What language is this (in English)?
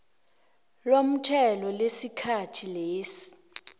South Ndebele